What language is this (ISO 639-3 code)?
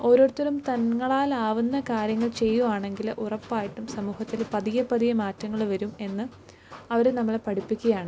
mal